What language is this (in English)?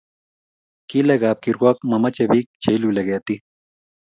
Kalenjin